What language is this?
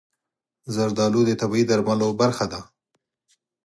Pashto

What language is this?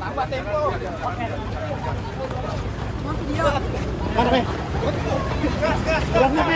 Indonesian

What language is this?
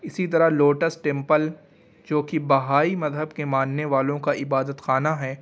Urdu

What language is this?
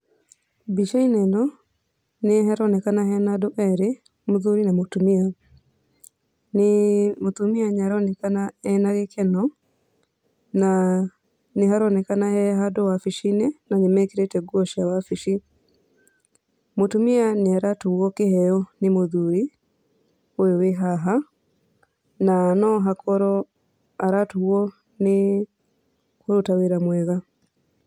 Kikuyu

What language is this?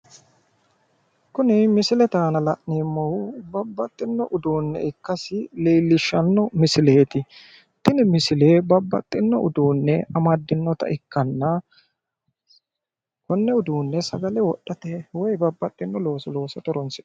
Sidamo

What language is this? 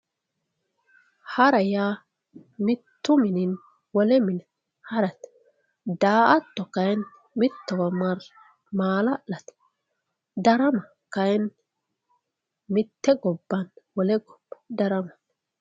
Sidamo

